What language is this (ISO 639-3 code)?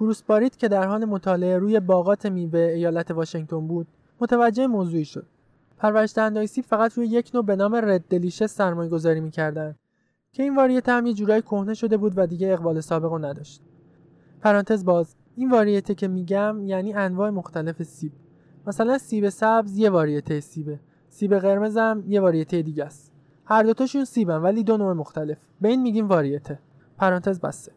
fas